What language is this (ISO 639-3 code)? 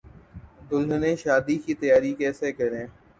urd